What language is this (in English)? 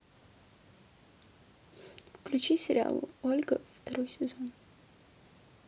Russian